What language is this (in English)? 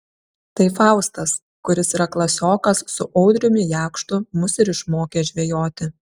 Lithuanian